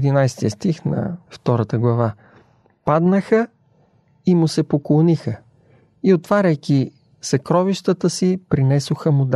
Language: Bulgarian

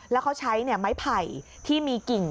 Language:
Thai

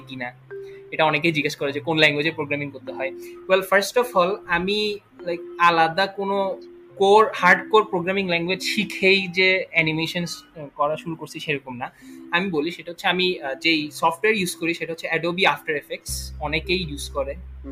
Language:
Bangla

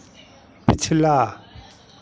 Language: Hindi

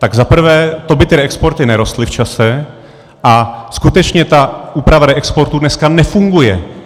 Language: Czech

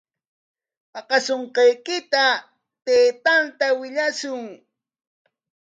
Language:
Corongo Ancash Quechua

